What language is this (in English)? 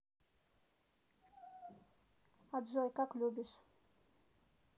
Russian